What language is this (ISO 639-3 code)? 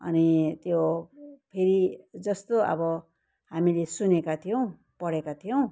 nep